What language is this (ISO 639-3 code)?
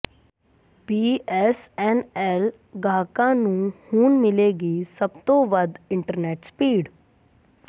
pan